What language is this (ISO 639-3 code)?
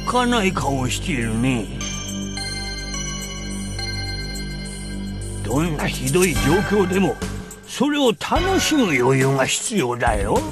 jpn